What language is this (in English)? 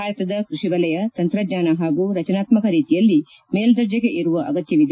Kannada